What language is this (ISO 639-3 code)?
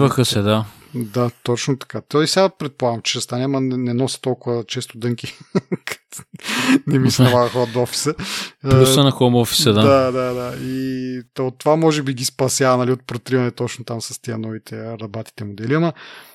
bul